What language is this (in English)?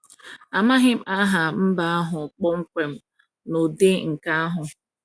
Igbo